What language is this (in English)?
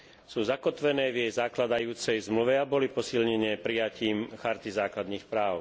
Slovak